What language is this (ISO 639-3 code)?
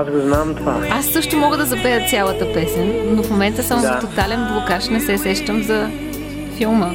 bul